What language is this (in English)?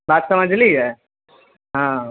Maithili